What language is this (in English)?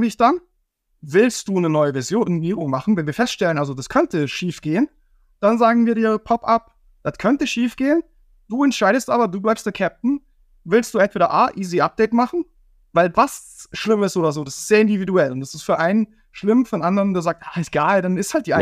German